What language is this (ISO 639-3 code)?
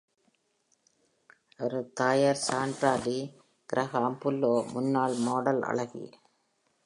tam